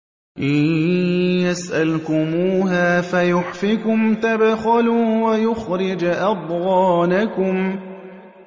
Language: Arabic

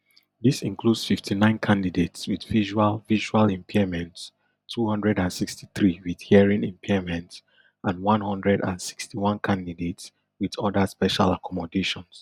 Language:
Nigerian Pidgin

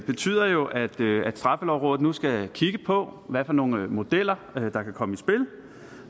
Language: Danish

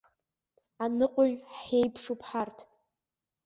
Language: Abkhazian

